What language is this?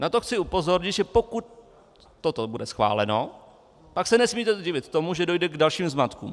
Czech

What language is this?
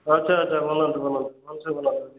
Odia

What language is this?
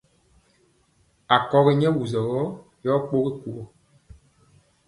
Mpiemo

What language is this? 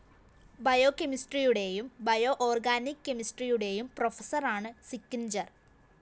Malayalam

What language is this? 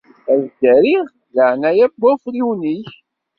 Kabyle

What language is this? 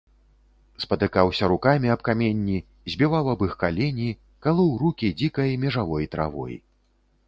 Belarusian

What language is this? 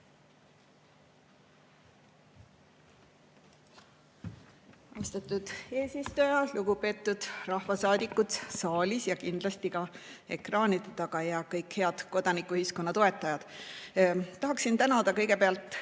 Estonian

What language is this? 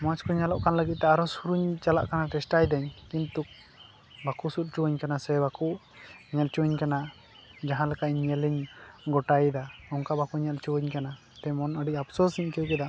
Santali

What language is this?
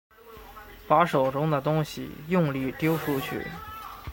Chinese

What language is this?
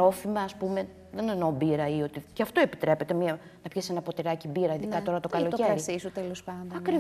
Greek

